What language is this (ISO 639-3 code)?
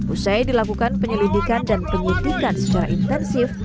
ind